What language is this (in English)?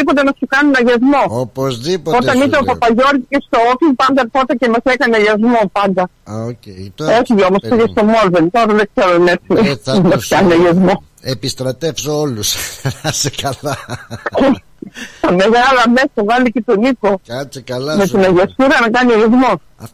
Greek